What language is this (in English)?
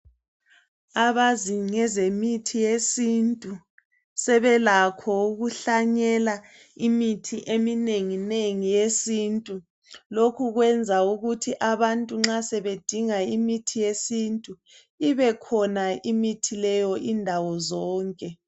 North Ndebele